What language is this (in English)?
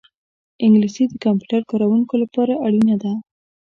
Pashto